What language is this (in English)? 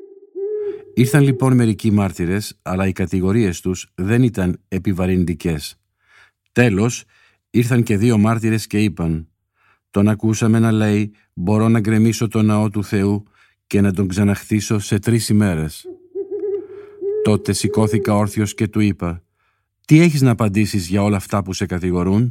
Greek